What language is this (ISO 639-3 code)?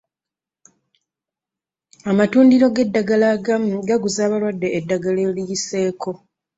lug